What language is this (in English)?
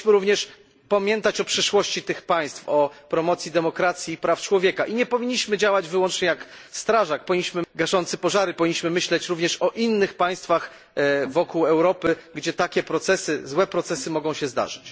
Polish